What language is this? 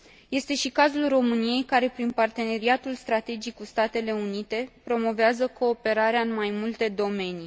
Romanian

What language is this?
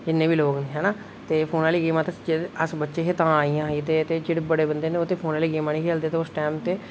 Dogri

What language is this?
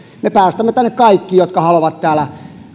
Finnish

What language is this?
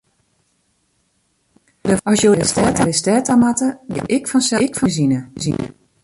Western Frisian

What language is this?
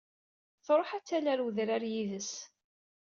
Kabyle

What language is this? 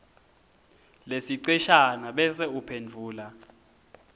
Swati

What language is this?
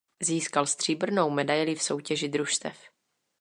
Czech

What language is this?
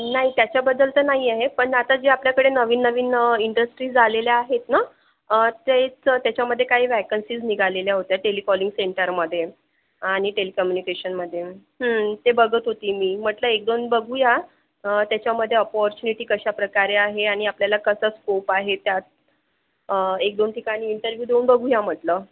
Marathi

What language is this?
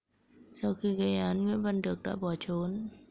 Vietnamese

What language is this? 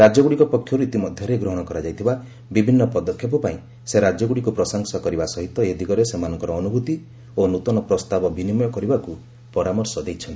Odia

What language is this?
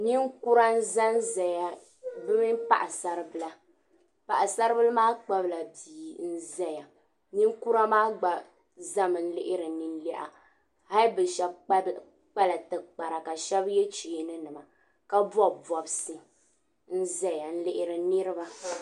Dagbani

